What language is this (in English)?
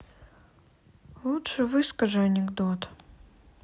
Russian